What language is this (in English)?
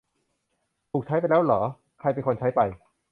Thai